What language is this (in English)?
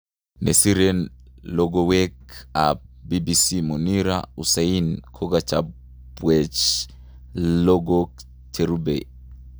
Kalenjin